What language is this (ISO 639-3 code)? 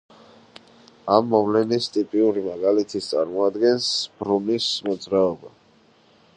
kat